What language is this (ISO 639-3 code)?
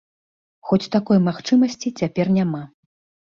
bel